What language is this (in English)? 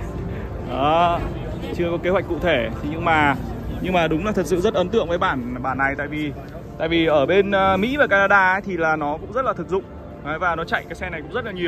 Vietnamese